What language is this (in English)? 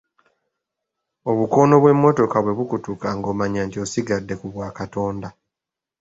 Ganda